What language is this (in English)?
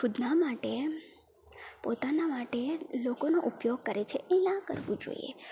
Gujarati